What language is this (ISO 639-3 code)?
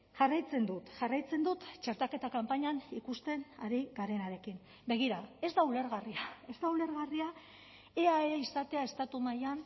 eus